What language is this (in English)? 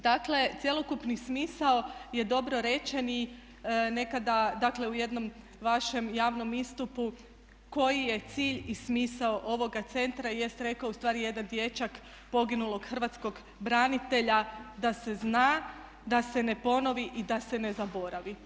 Croatian